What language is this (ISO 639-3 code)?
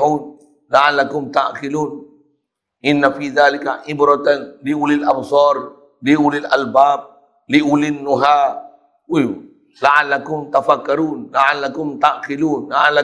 msa